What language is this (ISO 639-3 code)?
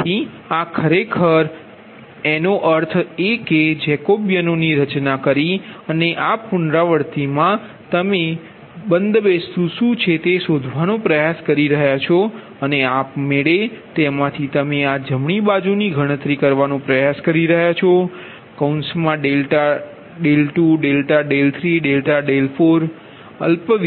guj